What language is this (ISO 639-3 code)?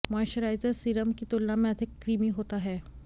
hin